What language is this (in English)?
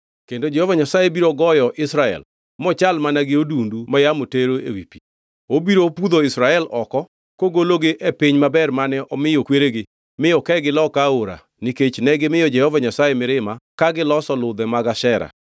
Luo (Kenya and Tanzania)